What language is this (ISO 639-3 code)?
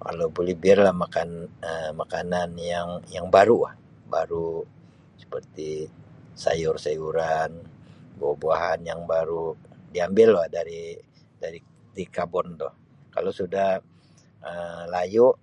msi